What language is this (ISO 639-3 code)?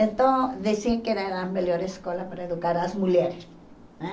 por